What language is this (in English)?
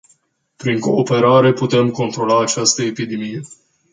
Romanian